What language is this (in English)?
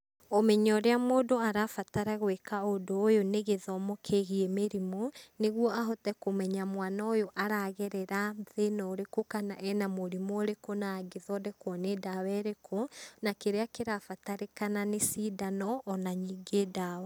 Kikuyu